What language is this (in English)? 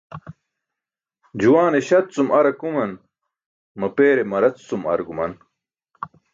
Burushaski